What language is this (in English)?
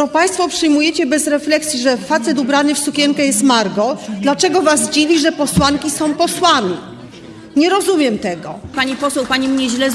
Polish